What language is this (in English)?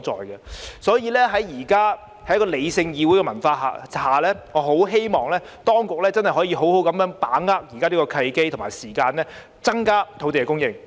Cantonese